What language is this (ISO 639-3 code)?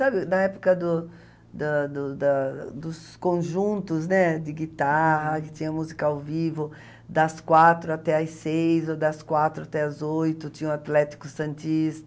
por